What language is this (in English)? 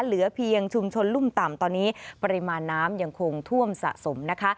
Thai